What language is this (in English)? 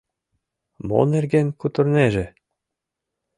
Mari